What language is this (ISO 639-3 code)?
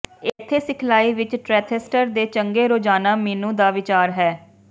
pan